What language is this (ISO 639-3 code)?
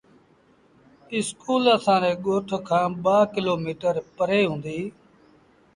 sbn